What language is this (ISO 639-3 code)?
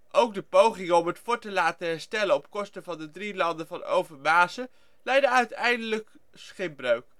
nld